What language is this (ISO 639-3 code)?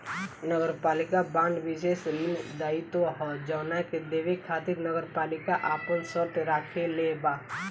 bho